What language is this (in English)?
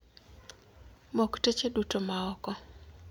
Luo (Kenya and Tanzania)